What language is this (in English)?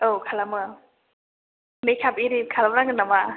Bodo